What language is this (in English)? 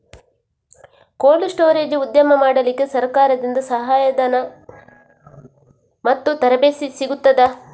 Kannada